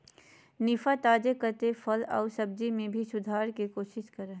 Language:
Magahi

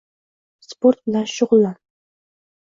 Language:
Uzbek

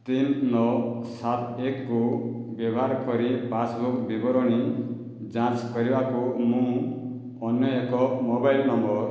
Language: Odia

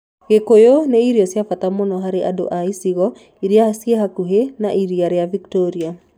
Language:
Kikuyu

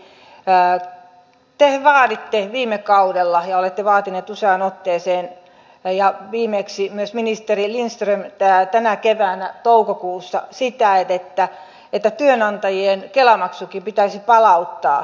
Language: Finnish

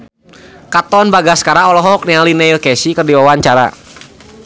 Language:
Sundanese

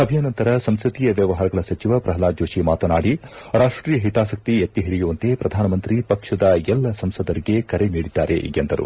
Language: Kannada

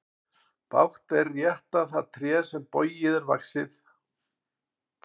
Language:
Icelandic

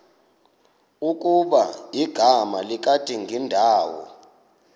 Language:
Xhosa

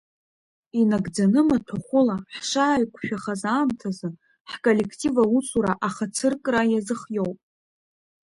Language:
Abkhazian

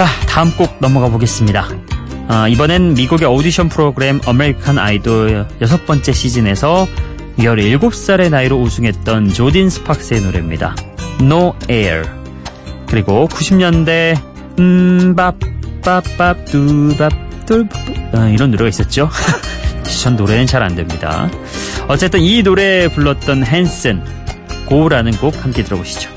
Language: Korean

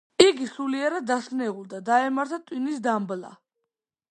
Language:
Georgian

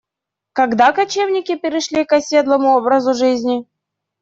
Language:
Russian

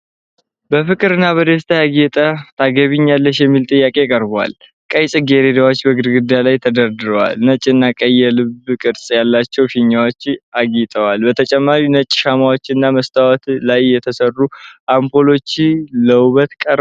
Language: Amharic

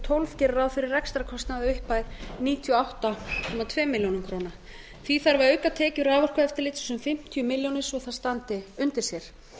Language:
Icelandic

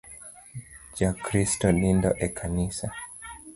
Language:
Luo (Kenya and Tanzania)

